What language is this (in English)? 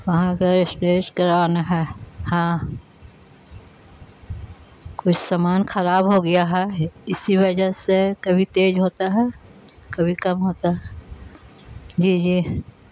Urdu